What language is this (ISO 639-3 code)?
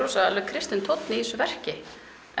isl